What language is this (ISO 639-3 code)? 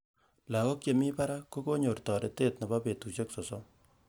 kln